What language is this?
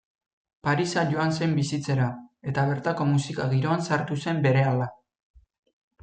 Basque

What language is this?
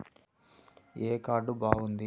Telugu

